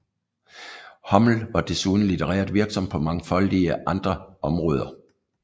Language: Danish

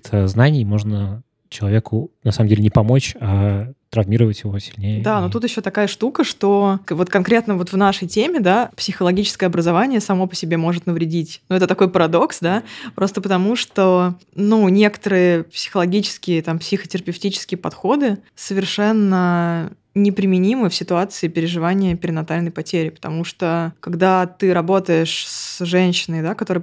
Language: Russian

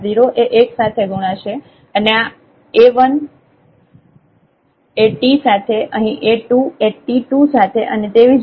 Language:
Gujarati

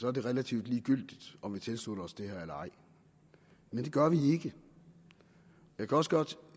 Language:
Danish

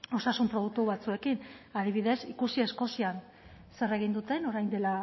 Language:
Basque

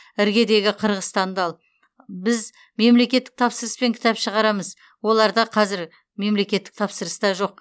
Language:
Kazakh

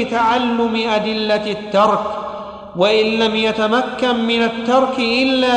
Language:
Arabic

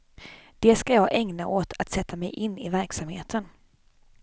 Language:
Swedish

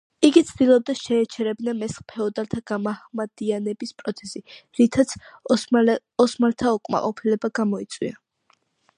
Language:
Georgian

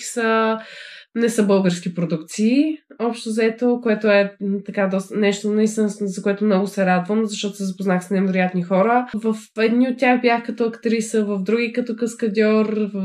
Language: Bulgarian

